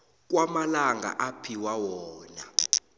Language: South Ndebele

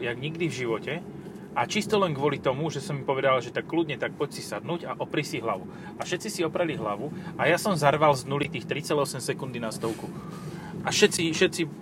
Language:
Slovak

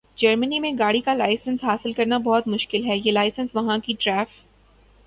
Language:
Urdu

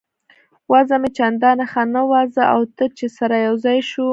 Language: Pashto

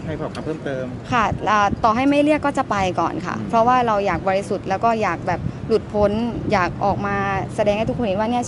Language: Thai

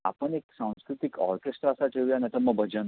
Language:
Marathi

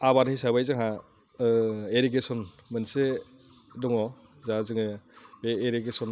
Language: Bodo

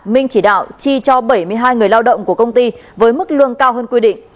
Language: Vietnamese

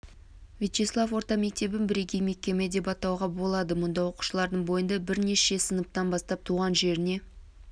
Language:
Kazakh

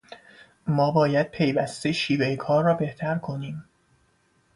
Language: Persian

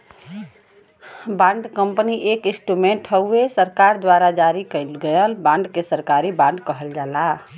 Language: Bhojpuri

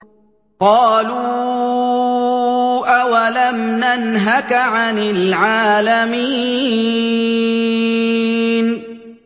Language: Arabic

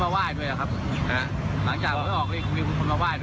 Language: Thai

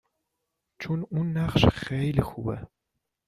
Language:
Persian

